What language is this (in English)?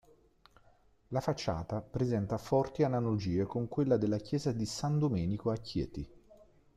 Italian